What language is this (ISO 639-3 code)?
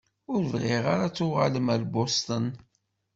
kab